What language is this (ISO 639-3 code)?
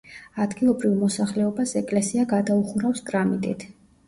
kat